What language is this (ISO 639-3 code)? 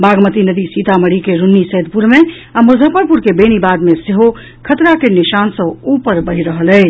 mai